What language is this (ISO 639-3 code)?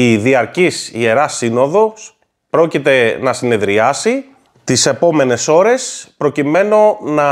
ell